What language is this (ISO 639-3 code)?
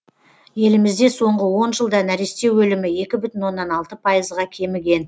kaz